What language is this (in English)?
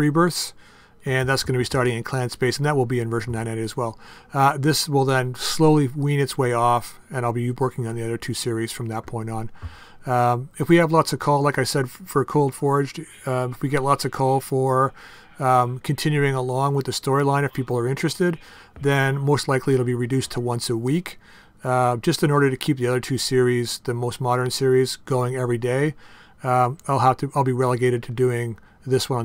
English